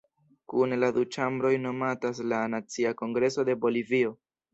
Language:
Esperanto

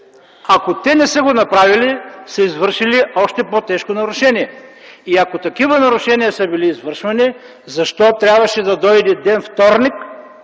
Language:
Bulgarian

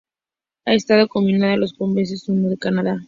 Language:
Spanish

